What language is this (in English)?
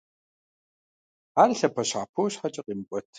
Kabardian